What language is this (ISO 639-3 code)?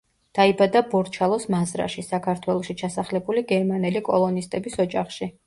kat